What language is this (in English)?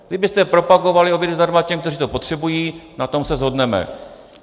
Czech